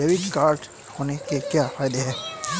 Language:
Hindi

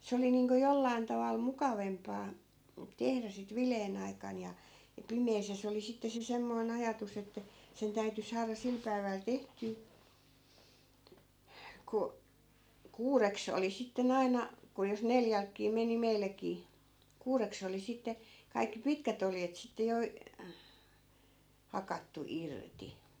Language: Finnish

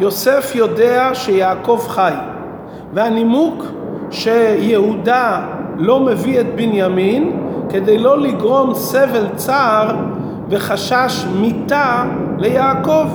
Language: Hebrew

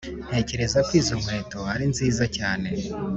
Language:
Kinyarwanda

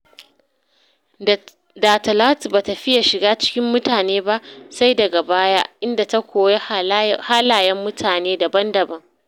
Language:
Hausa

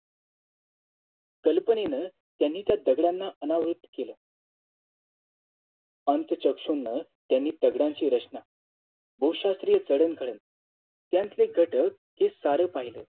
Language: Marathi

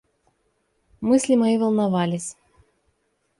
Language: Russian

